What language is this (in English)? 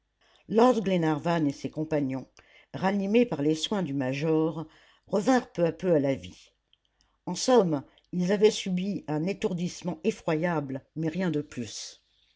French